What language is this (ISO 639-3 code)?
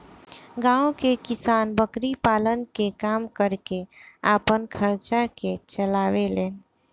bho